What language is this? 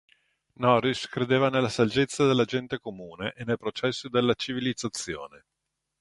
Italian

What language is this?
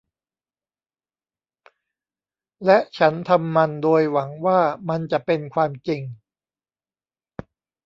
Thai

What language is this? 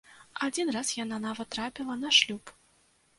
Belarusian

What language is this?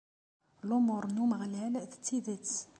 Kabyle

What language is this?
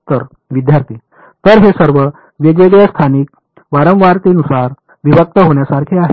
Marathi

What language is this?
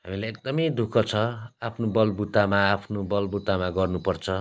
Nepali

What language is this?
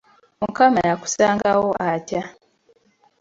Ganda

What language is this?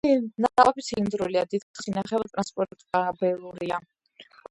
Georgian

